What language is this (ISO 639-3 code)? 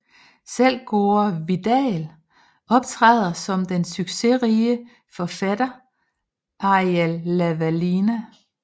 dan